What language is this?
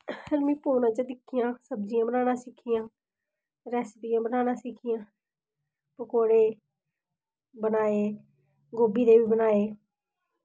Dogri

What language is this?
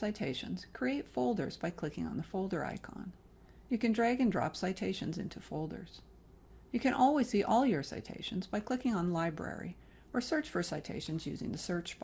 English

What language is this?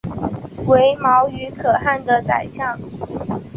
Chinese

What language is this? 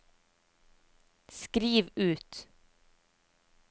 Norwegian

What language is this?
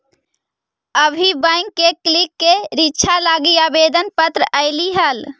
Magahi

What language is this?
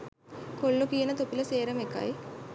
Sinhala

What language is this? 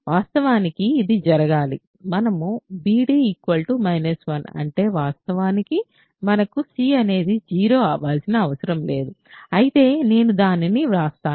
Telugu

